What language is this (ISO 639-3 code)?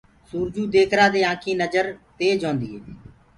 ggg